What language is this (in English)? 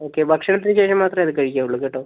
Malayalam